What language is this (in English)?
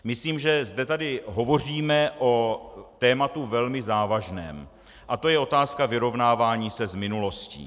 Czech